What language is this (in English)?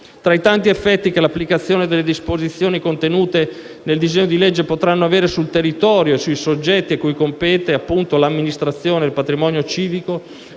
Italian